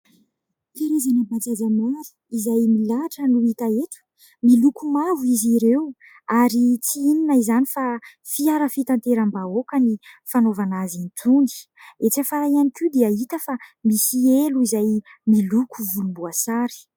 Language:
Malagasy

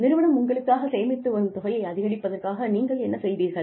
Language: Tamil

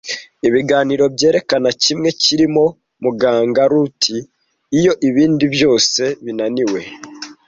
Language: Kinyarwanda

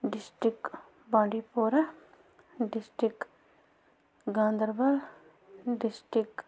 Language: Kashmiri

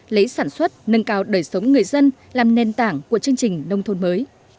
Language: Vietnamese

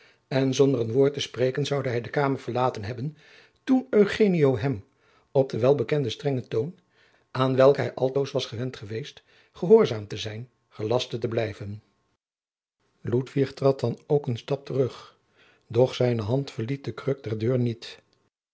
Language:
Dutch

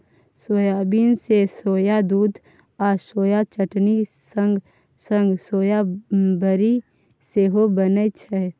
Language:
Maithili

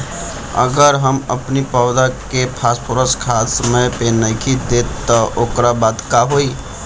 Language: Bhojpuri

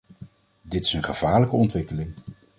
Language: Dutch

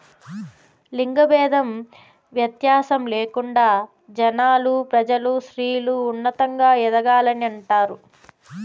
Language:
Telugu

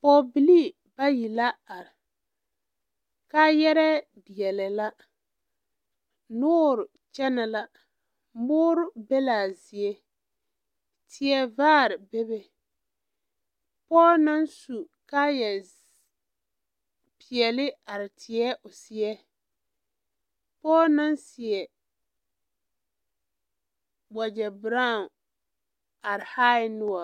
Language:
Southern Dagaare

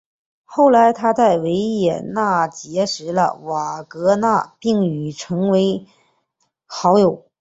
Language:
Chinese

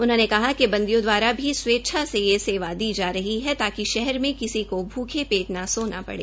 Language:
Hindi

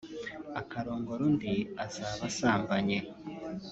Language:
Kinyarwanda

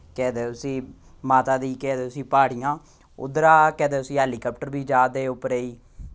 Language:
Dogri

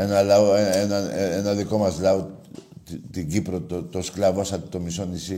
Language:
Greek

